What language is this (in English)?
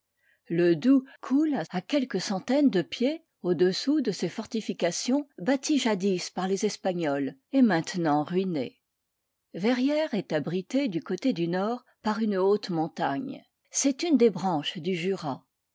French